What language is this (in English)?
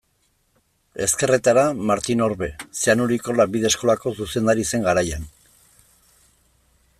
Basque